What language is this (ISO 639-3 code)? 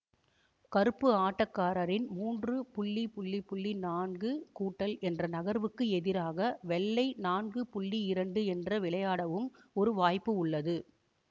tam